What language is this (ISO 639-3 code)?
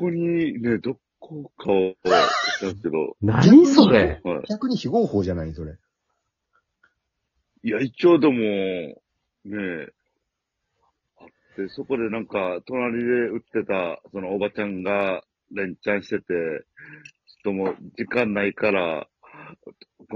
jpn